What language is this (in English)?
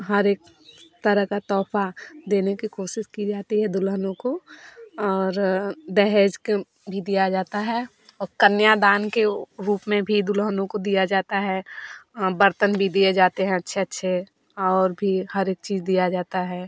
Hindi